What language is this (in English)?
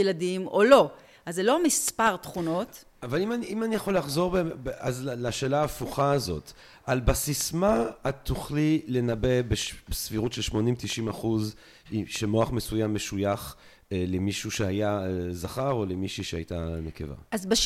Hebrew